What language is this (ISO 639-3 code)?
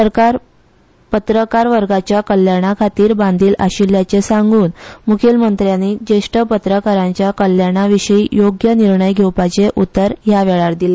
kok